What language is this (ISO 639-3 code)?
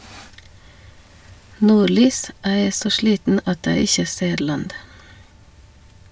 nor